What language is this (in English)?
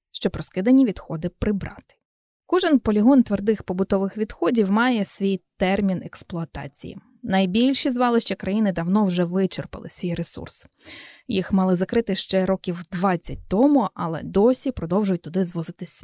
Ukrainian